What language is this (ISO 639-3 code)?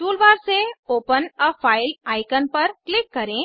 hin